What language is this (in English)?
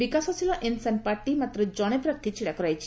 Odia